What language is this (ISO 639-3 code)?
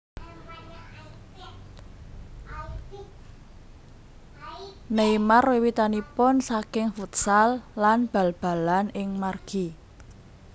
jav